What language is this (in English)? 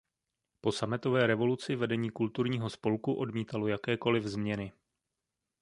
Czech